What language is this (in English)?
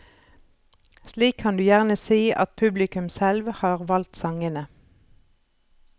Norwegian